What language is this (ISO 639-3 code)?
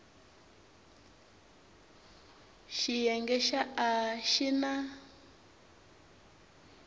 tso